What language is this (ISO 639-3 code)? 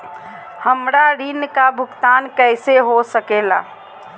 mag